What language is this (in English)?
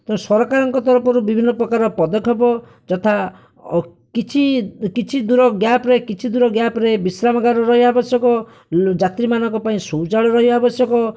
Odia